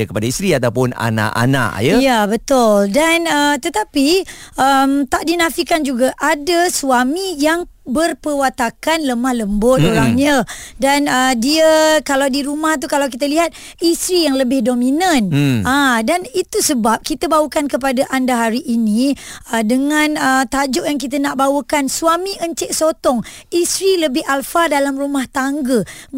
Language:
Malay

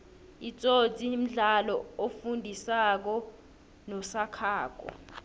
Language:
South Ndebele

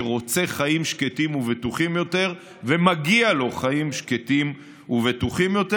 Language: Hebrew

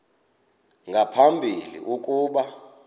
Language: Xhosa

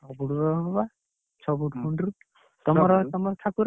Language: Odia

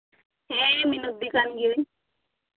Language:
Santali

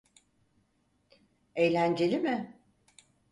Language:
Turkish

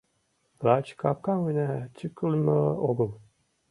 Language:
Mari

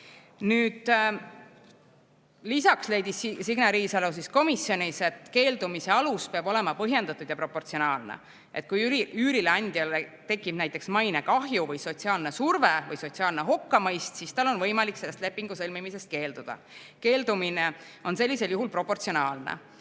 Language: Estonian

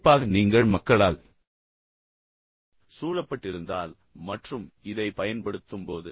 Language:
Tamil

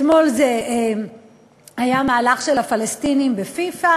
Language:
Hebrew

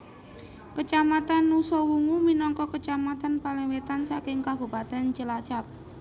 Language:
Javanese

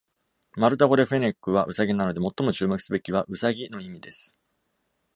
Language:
Japanese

